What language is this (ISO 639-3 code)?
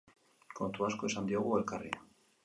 eus